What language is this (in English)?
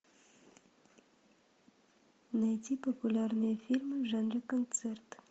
Russian